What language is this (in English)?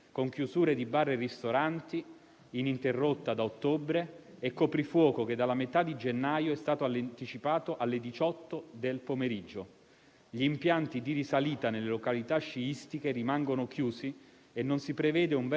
Italian